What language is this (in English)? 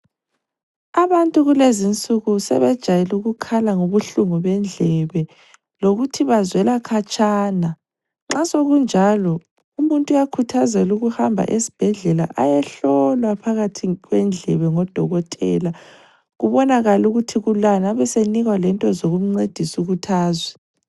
North Ndebele